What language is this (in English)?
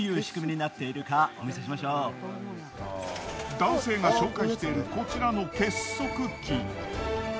Japanese